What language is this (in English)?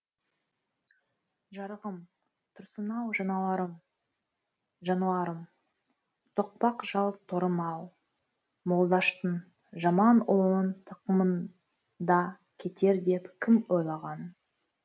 Kazakh